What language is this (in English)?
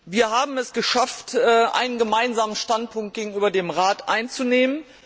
German